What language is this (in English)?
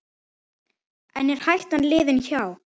Icelandic